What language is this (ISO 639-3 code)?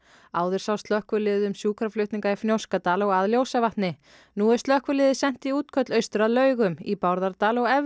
isl